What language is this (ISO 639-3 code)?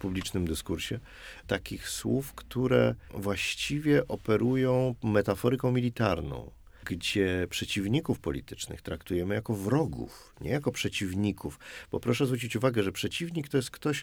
pol